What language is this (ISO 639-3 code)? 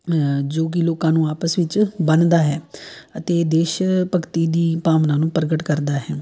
pan